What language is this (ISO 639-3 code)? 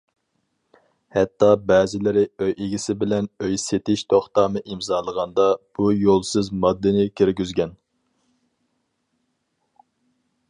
uig